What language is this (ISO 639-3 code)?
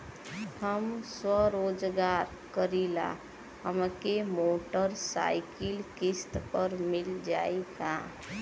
bho